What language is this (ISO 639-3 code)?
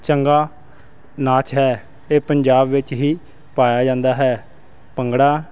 pan